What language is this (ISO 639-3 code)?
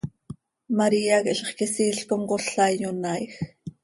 sei